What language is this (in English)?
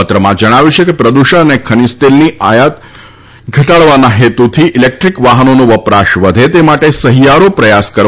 Gujarati